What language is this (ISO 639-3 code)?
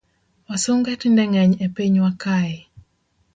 luo